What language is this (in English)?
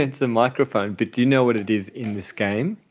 English